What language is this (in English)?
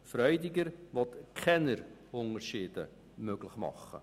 Swiss German